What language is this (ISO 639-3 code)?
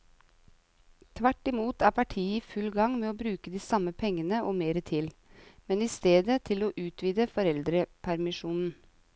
nor